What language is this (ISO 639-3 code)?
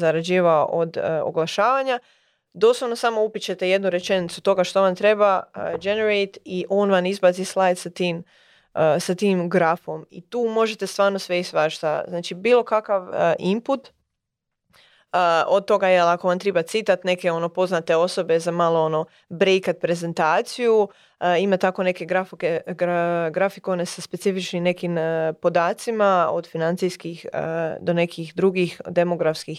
hrv